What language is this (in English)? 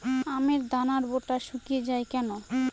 Bangla